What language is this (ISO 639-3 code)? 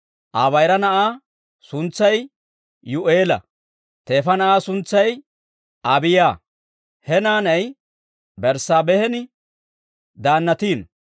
dwr